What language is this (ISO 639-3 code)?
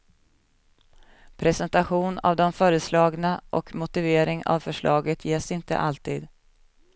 swe